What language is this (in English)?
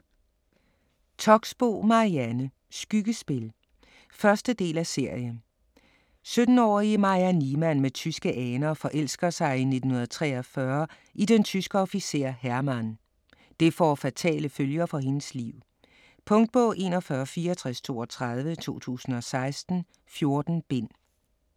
Danish